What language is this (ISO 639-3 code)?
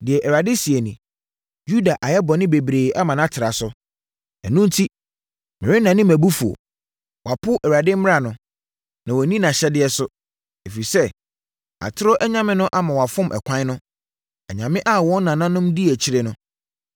aka